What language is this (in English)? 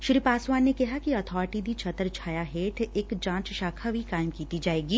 Punjabi